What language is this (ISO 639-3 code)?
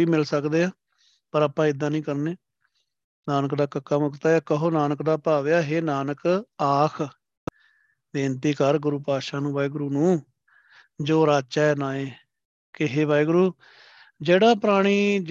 pan